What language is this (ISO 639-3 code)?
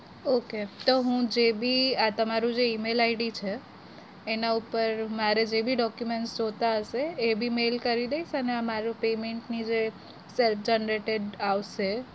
guj